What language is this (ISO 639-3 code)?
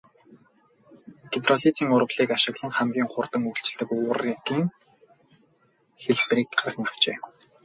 mon